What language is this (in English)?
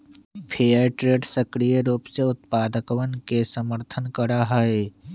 Magahi